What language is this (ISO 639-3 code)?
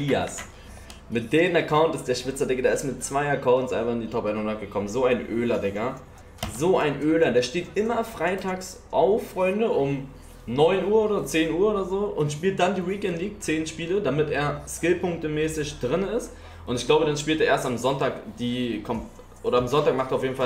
deu